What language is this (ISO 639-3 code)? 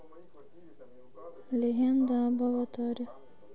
rus